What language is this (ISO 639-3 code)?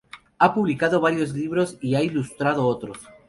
spa